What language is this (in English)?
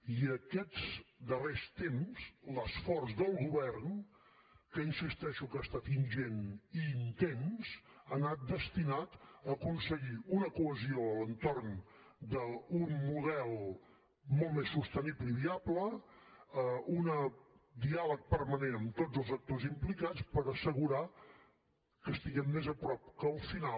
Catalan